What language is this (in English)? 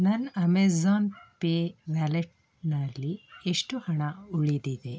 Kannada